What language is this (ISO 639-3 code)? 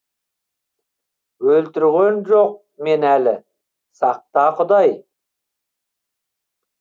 kaz